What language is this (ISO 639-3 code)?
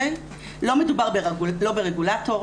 heb